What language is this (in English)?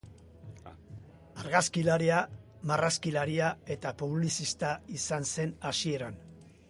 Basque